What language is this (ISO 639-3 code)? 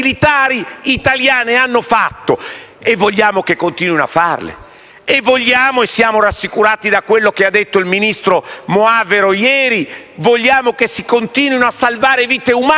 ita